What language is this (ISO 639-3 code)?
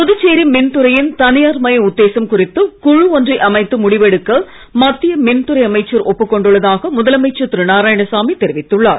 tam